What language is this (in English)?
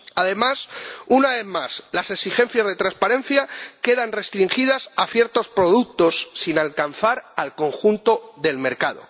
Spanish